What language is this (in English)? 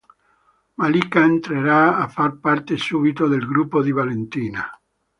Italian